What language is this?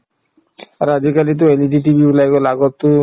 Assamese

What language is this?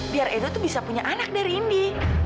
Indonesian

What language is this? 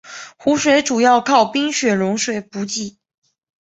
Chinese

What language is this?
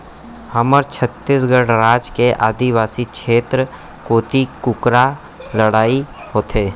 Chhattisgarhi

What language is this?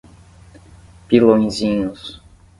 Portuguese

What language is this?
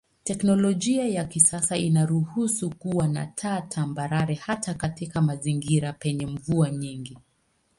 Swahili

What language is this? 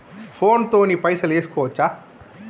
Telugu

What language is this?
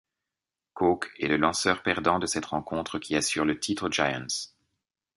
French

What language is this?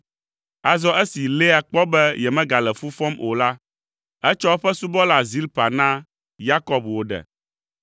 Ewe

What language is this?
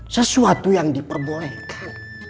Indonesian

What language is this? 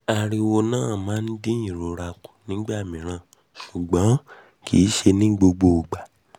Yoruba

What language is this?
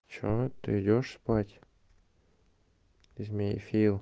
Russian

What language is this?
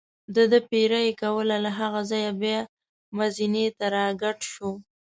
Pashto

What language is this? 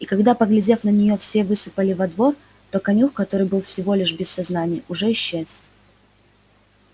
Russian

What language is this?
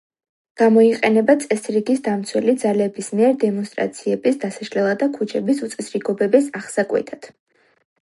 Georgian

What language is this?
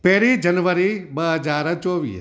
Sindhi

